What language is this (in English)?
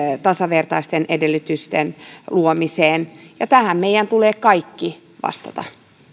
Finnish